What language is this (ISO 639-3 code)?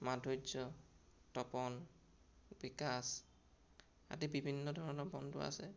asm